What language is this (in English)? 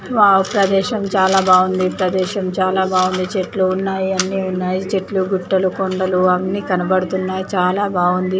Telugu